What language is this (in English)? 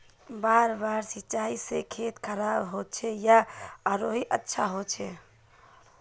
Magahi